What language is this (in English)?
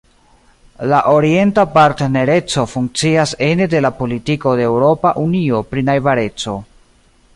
Esperanto